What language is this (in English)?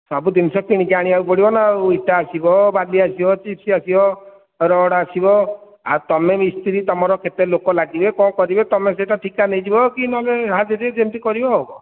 Odia